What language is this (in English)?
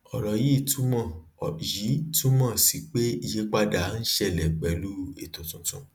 Yoruba